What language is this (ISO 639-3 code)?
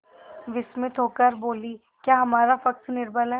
hin